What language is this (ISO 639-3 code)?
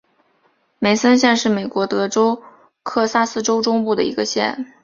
zho